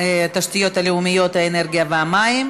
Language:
Hebrew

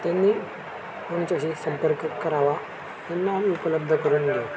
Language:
Marathi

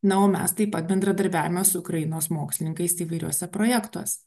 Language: Lithuanian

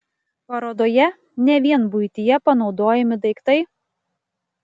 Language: Lithuanian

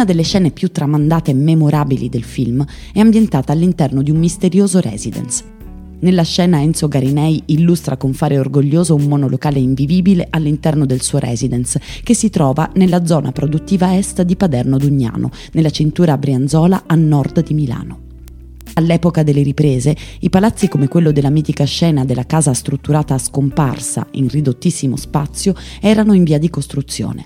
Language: Italian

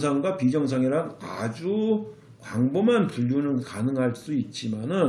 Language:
Korean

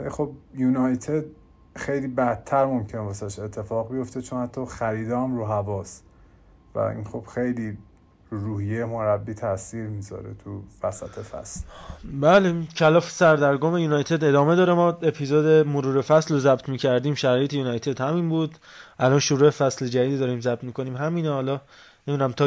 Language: Persian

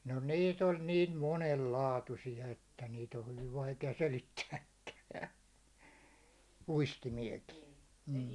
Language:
Finnish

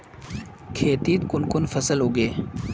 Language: Magahi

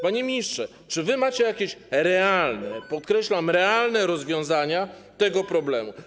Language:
Polish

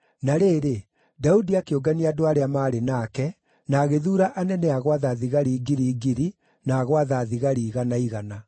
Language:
Kikuyu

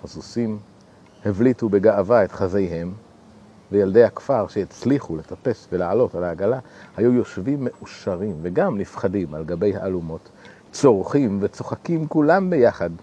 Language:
Hebrew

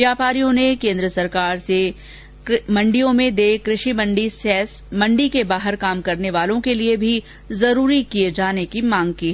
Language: Hindi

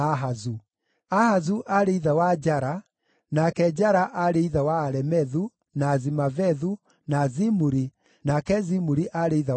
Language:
Kikuyu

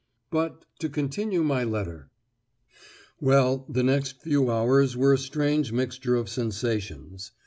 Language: English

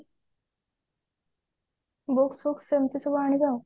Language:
Odia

